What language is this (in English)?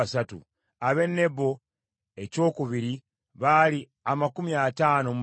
Ganda